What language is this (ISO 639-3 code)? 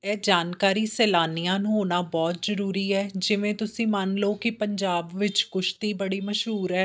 pan